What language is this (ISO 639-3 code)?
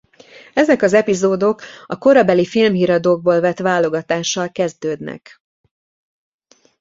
hun